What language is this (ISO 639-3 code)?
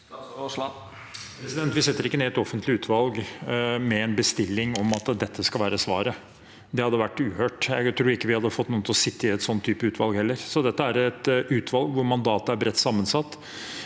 nor